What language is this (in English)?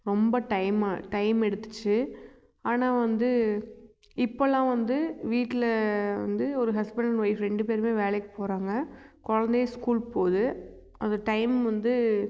Tamil